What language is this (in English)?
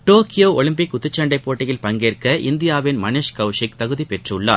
Tamil